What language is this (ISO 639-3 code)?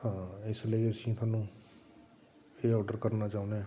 pan